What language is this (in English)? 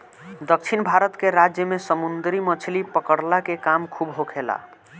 Bhojpuri